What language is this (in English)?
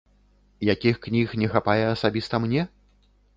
Belarusian